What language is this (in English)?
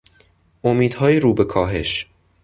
Persian